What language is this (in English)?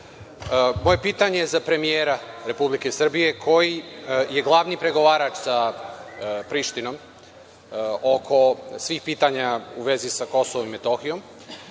Serbian